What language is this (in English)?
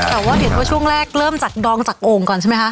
Thai